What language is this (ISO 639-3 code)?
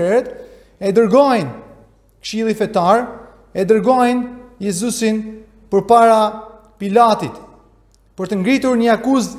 ron